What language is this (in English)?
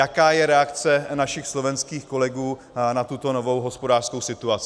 Czech